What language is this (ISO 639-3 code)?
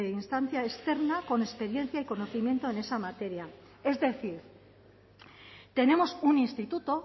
spa